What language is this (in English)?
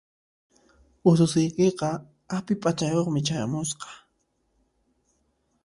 Puno Quechua